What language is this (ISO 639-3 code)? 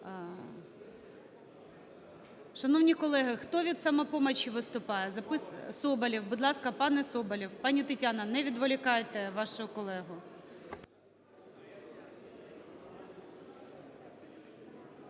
ukr